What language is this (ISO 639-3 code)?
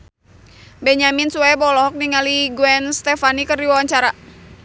sun